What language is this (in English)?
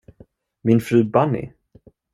Swedish